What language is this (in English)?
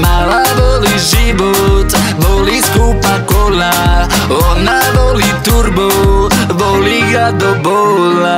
Italian